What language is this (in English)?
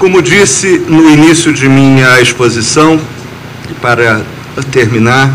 Portuguese